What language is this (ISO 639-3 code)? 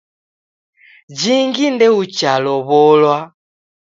dav